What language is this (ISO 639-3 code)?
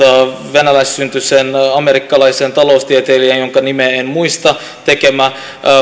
fin